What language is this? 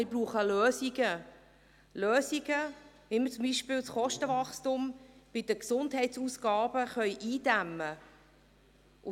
Swiss German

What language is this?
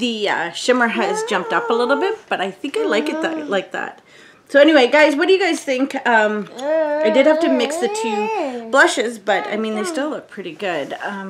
English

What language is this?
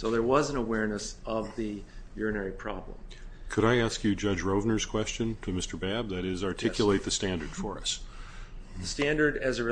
English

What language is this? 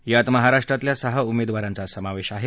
Marathi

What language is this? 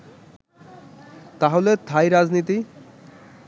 Bangla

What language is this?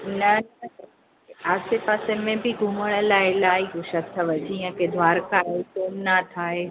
Sindhi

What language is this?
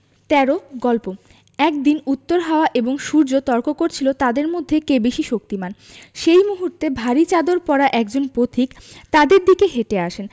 Bangla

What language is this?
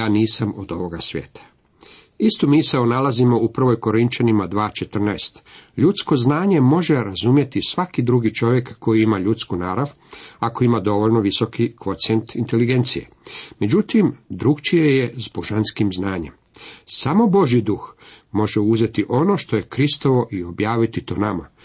Croatian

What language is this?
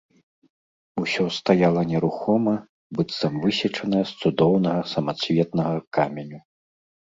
Belarusian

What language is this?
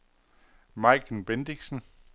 Danish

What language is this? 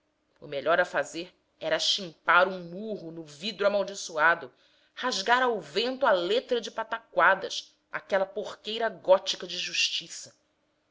Portuguese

